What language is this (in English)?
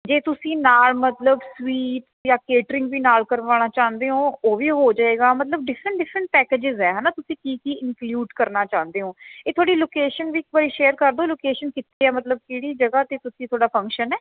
Punjabi